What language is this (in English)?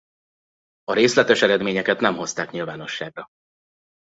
Hungarian